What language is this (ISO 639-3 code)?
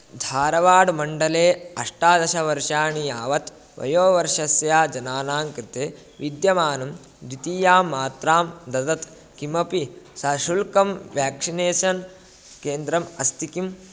san